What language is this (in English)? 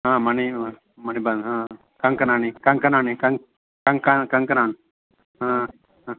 Sanskrit